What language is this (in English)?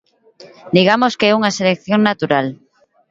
Galician